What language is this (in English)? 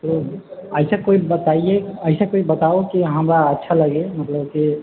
Maithili